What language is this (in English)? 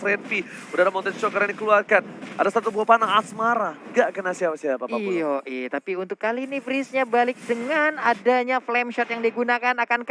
Indonesian